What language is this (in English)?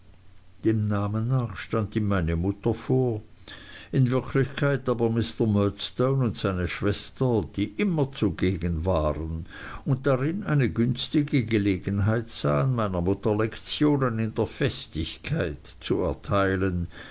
German